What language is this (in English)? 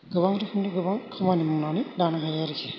Bodo